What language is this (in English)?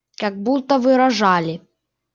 Russian